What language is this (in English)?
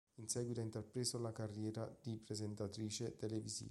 Italian